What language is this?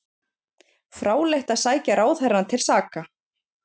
Icelandic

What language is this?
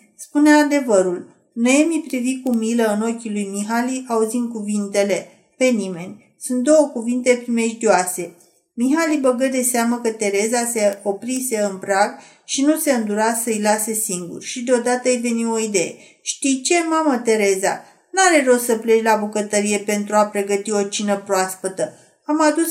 Romanian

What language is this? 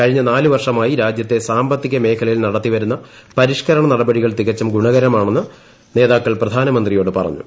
Malayalam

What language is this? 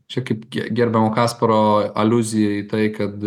Lithuanian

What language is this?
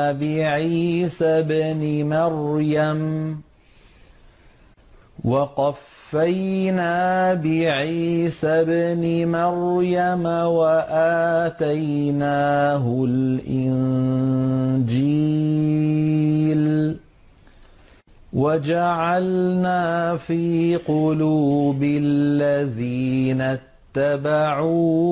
Arabic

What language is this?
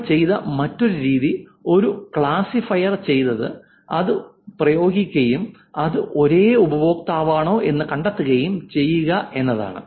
Malayalam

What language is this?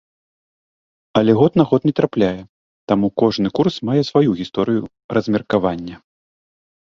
Belarusian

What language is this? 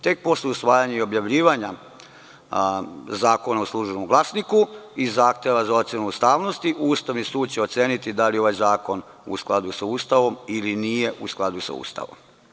Serbian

